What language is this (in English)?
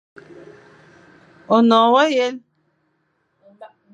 Fang